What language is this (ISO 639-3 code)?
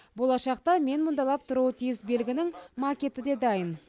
kaz